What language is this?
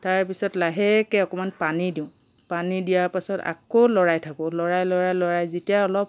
Assamese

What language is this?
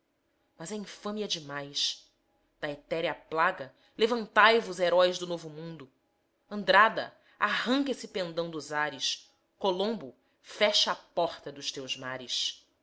Portuguese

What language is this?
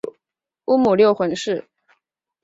Chinese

